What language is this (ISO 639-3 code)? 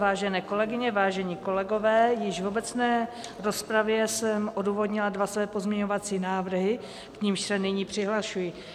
ces